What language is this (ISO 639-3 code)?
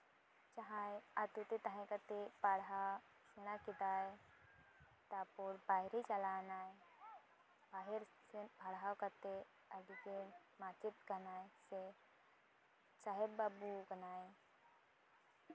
sat